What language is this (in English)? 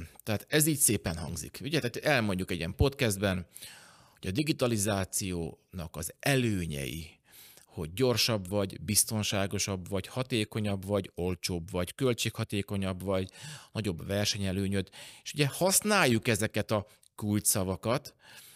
Hungarian